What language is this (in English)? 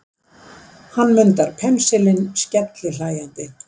Icelandic